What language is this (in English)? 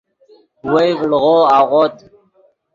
Yidgha